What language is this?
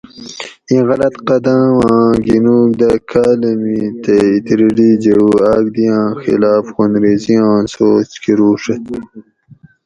Gawri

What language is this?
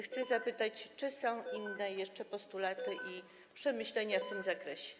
Polish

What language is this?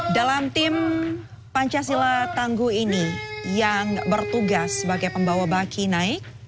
Indonesian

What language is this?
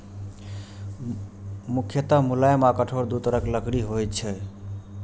Maithili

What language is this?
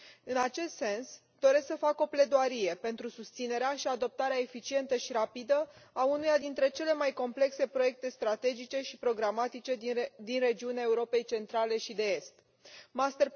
Romanian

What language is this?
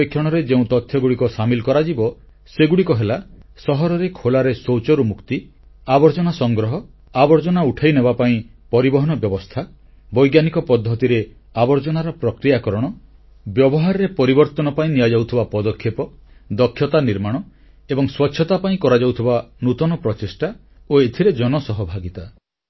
Odia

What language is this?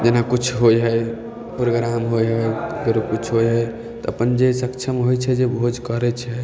Maithili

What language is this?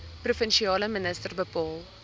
Afrikaans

